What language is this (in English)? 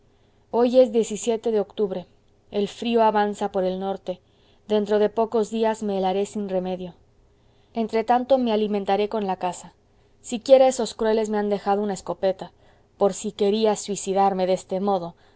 Spanish